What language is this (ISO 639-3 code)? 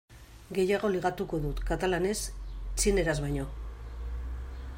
eus